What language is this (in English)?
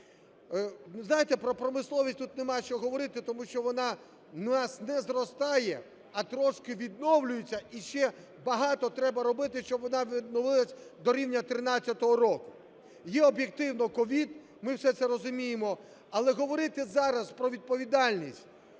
Ukrainian